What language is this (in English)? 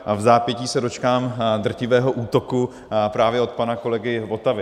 Czech